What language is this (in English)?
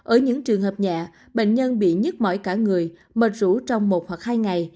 Vietnamese